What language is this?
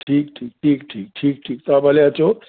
Sindhi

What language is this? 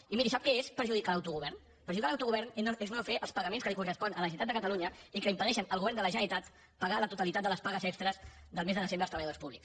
Catalan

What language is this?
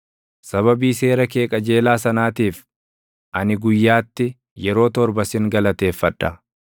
Oromo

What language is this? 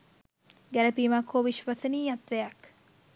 Sinhala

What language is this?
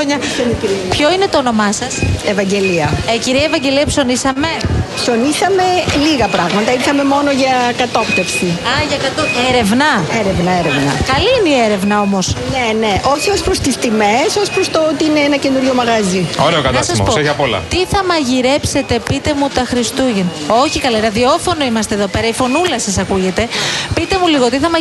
Greek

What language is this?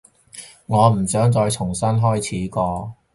Cantonese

